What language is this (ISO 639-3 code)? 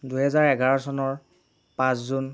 asm